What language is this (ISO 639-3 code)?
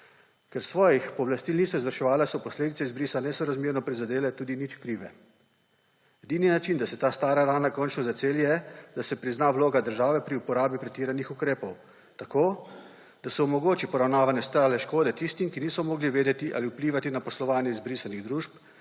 slv